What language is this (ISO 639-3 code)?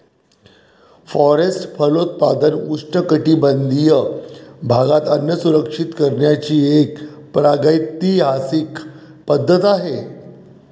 mar